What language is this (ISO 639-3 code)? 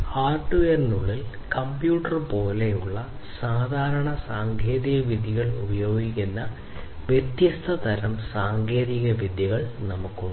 mal